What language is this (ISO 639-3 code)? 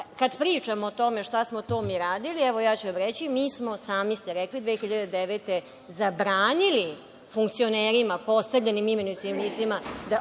srp